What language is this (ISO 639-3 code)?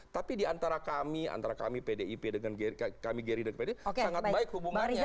ind